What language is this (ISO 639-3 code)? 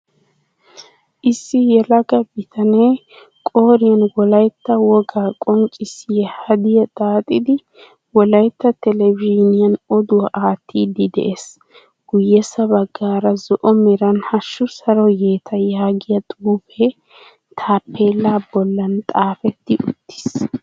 wal